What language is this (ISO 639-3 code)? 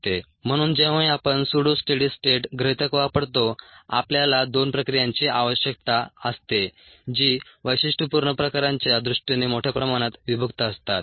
mar